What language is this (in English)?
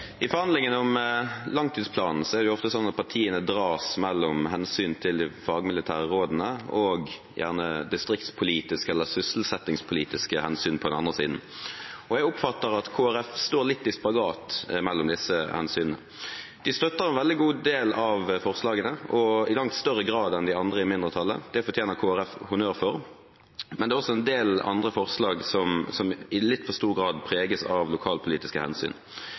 Norwegian